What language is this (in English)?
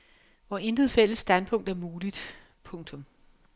Danish